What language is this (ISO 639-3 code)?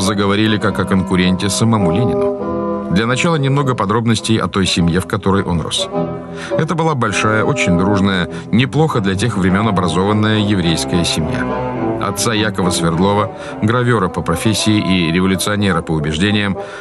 rus